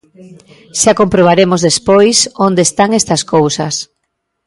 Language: Galician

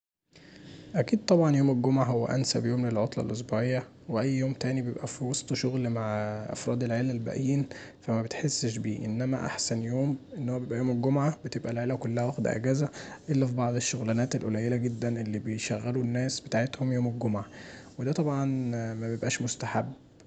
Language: Egyptian Arabic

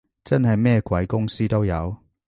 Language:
Cantonese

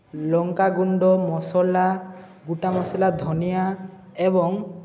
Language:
Odia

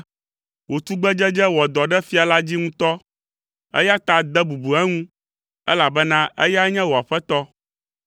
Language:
Ewe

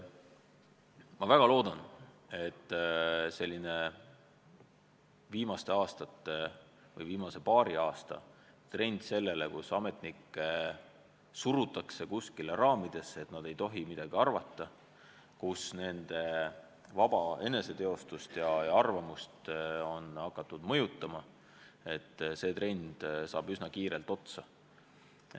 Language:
Estonian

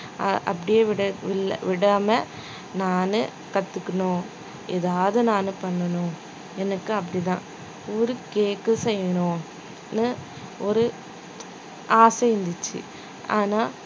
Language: Tamil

